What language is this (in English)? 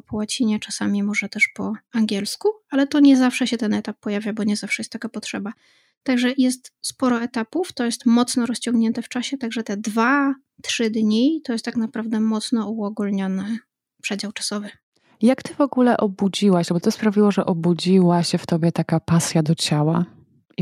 Polish